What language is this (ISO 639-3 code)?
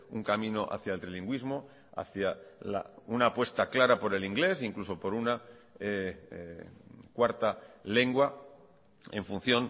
spa